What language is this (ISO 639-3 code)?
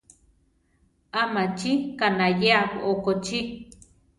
tar